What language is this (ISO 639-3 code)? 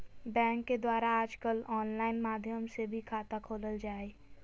mag